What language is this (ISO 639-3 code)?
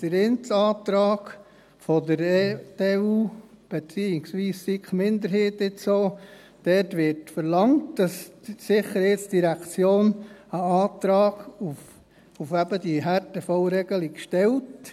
gsw